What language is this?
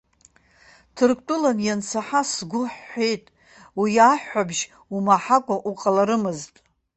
Abkhazian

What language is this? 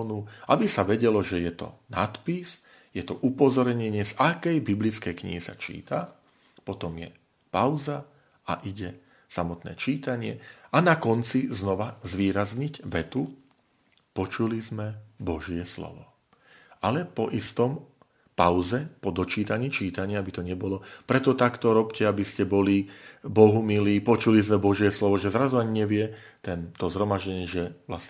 Slovak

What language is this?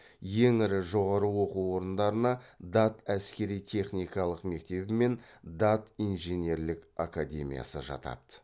Kazakh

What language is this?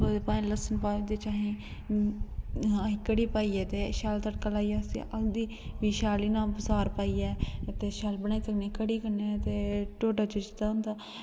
Dogri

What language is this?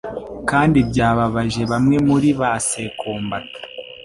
Kinyarwanda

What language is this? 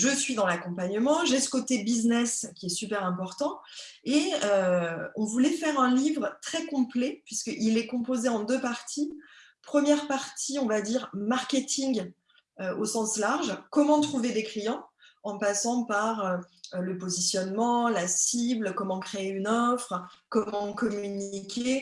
French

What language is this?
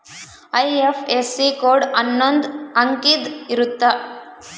Kannada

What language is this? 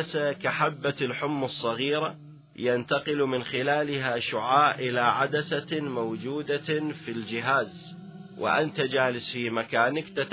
Arabic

